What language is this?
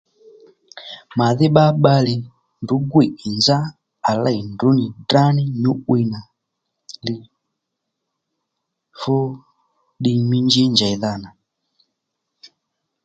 Lendu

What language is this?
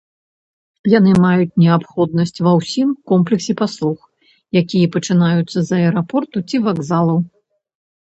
Belarusian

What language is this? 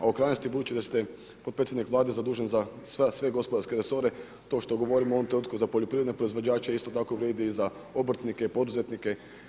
Croatian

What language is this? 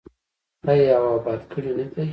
Pashto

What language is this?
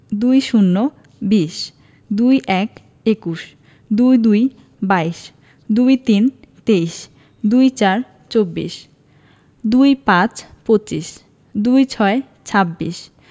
Bangla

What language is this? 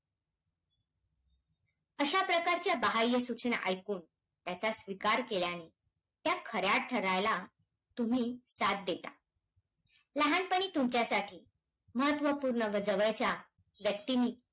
Marathi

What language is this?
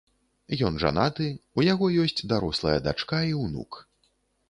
Belarusian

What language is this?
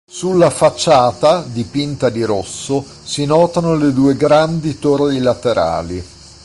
Italian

